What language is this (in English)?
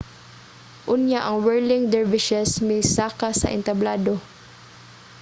Cebuano